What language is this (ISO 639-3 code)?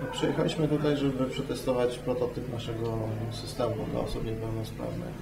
pol